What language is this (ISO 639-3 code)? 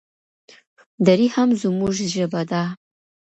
pus